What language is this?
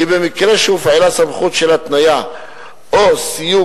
Hebrew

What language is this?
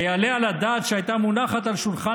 Hebrew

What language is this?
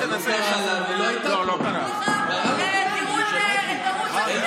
Hebrew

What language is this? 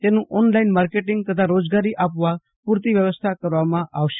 Gujarati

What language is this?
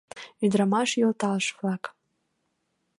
Mari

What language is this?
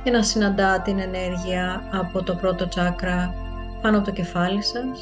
Greek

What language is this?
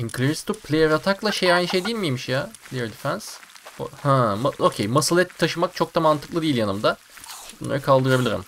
Turkish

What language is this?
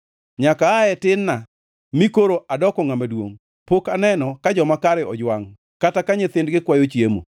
Luo (Kenya and Tanzania)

